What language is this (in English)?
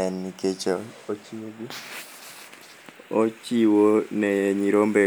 Luo (Kenya and Tanzania)